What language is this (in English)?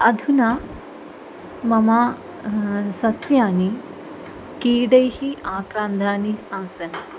Sanskrit